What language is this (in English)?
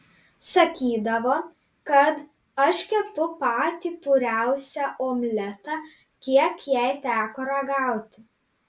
Lithuanian